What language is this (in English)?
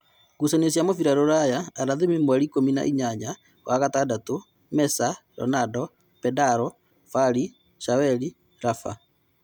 Kikuyu